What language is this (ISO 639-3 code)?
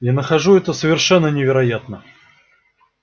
rus